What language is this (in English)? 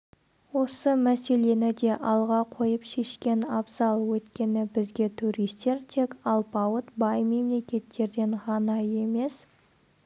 Kazakh